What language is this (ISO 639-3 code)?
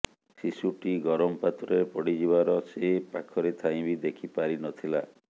ori